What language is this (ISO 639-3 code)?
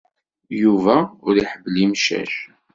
kab